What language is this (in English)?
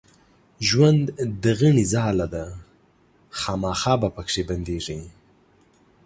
Pashto